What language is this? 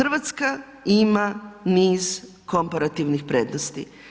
Croatian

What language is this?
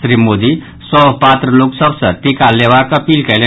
Maithili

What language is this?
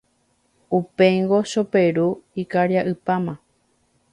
Guarani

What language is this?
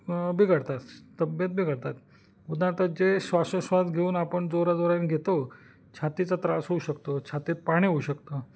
Marathi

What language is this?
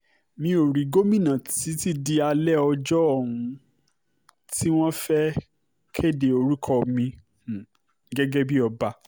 Yoruba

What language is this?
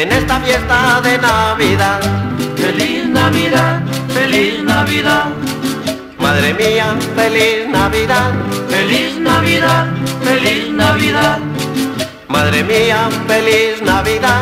Spanish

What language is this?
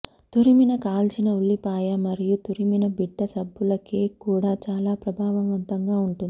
Telugu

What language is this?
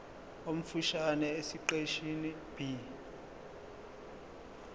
Zulu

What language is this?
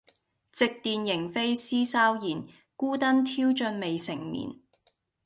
Cantonese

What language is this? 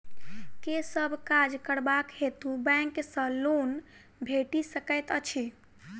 Maithili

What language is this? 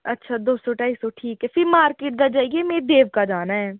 Dogri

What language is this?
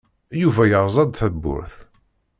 Kabyle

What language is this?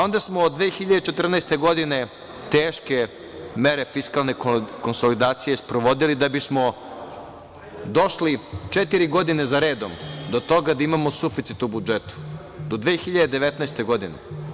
Serbian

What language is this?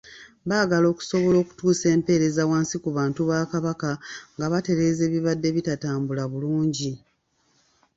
Ganda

